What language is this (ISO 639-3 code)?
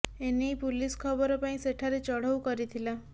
ori